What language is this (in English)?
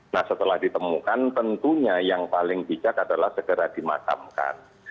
Indonesian